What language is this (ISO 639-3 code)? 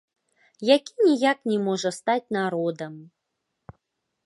bel